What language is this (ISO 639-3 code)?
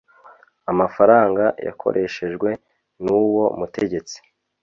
kin